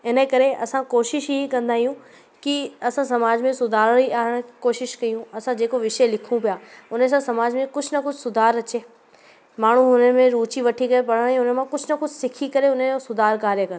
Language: Sindhi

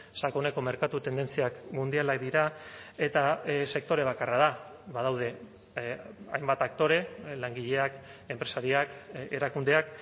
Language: Basque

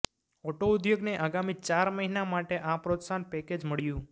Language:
Gujarati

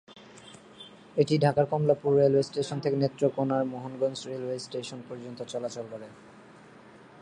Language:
Bangla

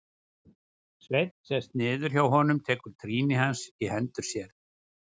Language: Icelandic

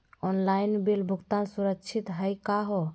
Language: Magahi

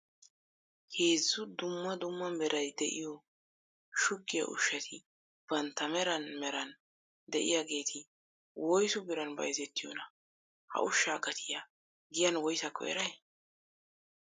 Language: Wolaytta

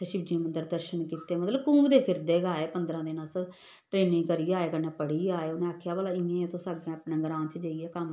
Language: Dogri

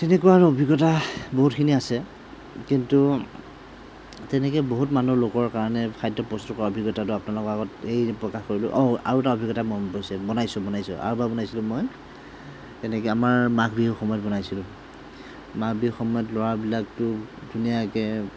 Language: Assamese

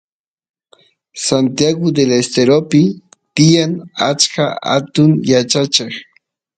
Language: Santiago del Estero Quichua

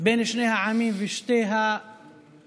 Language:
Hebrew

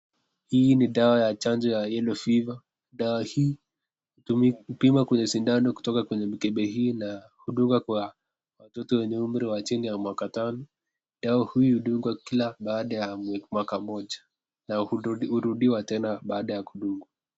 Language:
Swahili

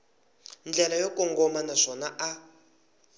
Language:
Tsonga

